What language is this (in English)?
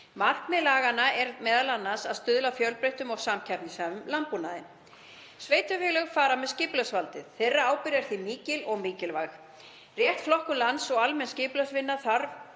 Icelandic